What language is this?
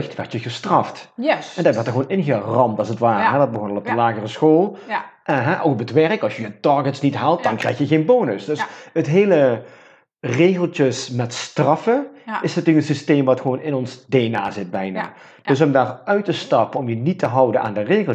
Dutch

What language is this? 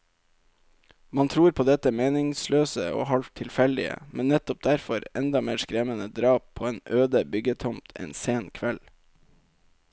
Norwegian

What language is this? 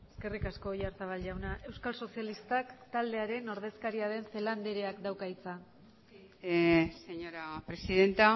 Basque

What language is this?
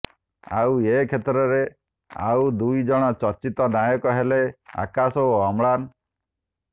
Odia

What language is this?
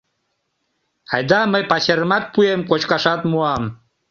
Mari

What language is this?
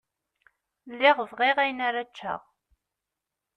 Kabyle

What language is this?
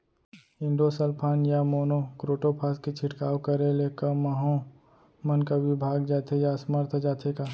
Chhattisgarhi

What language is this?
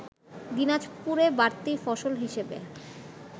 Bangla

